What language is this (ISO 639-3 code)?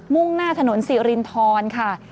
tha